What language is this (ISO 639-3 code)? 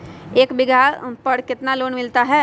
mag